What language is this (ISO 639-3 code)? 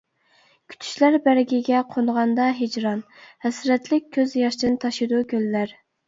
uig